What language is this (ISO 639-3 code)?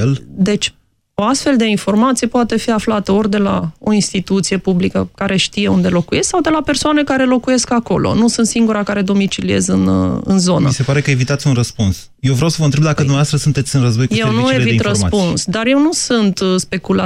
ron